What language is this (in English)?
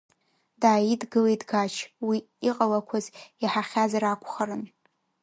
Abkhazian